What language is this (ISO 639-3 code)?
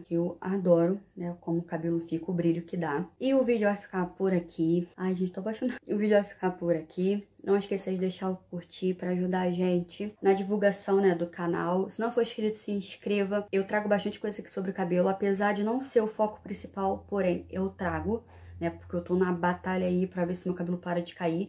por